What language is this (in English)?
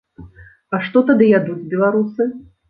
Belarusian